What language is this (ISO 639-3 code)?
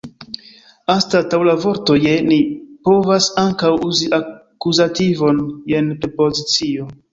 epo